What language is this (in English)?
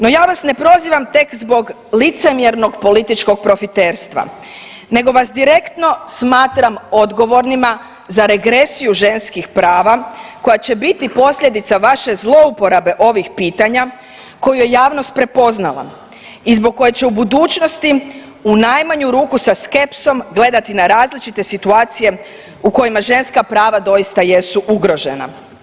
Croatian